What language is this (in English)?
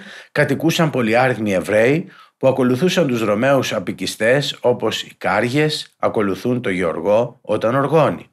Greek